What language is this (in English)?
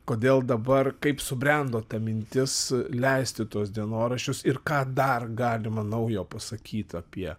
Lithuanian